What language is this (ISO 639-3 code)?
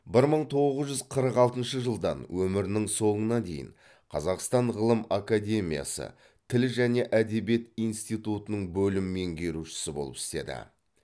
kaz